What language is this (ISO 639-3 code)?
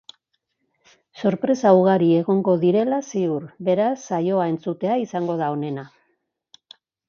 eus